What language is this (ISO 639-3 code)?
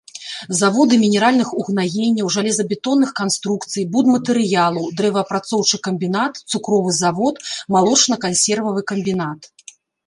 bel